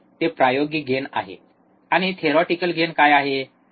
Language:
Marathi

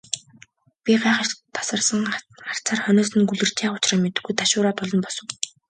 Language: Mongolian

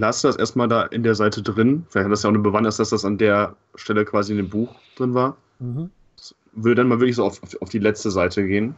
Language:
German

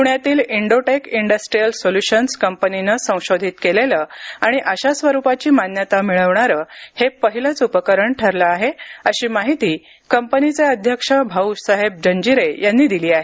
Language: Marathi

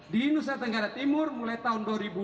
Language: Indonesian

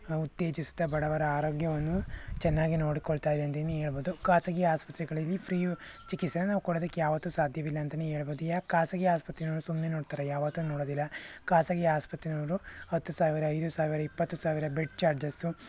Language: Kannada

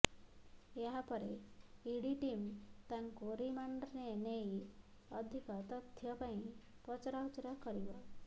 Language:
Odia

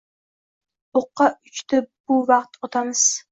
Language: Uzbek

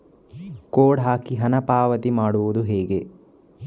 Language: Kannada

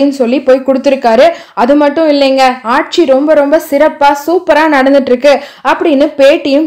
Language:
Hindi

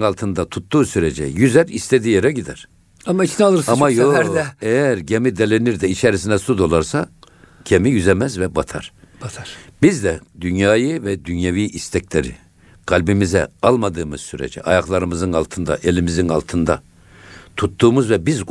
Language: Turkish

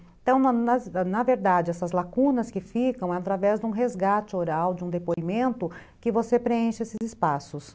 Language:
Portuguese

